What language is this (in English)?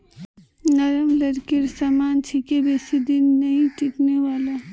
Magahi